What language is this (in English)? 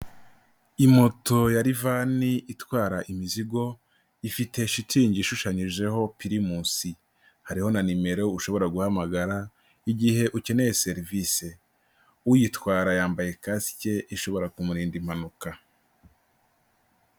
Kinyarwanda